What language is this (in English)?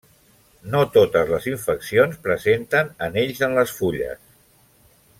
Catalan